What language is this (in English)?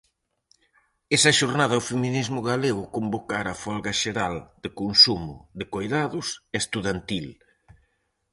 Galician